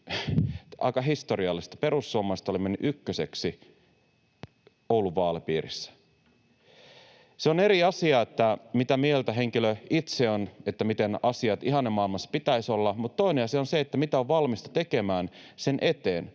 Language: Finnish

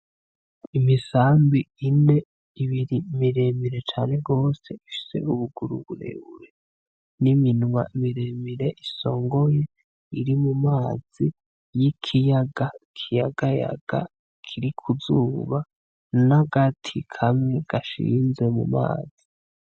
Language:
Rundi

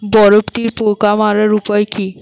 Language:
Bangla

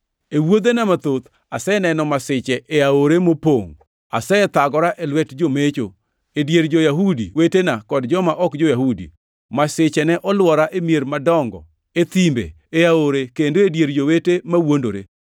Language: Luo (Kenya and Tanzania)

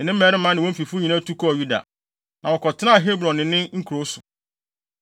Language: Akan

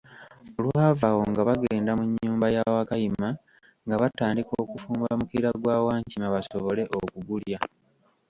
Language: Ganda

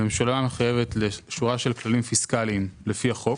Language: Hebrew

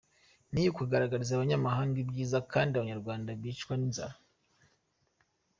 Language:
Kinyarwanda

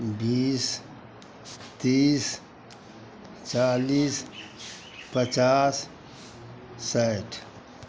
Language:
Maithili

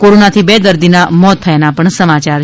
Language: Gujarati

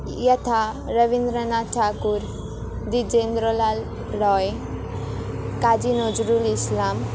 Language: Sanskrit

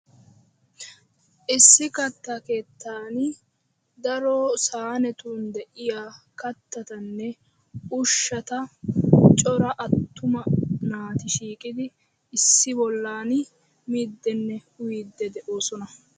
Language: Wolaytta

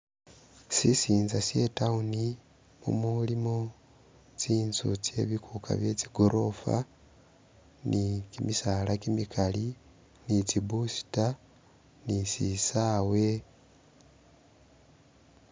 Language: Masaaba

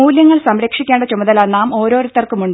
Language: Malayalam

